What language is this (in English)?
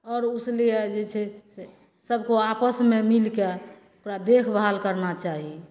Maithili